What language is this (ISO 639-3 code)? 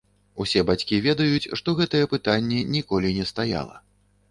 bel